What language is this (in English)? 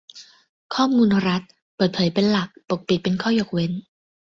Thai